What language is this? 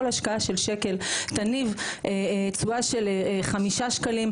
Hebrew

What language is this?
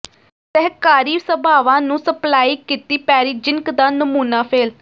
Punjabi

